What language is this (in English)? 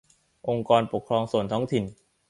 Thai